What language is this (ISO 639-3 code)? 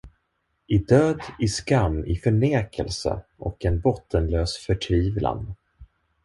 swe